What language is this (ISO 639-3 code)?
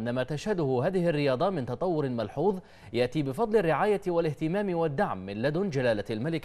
ara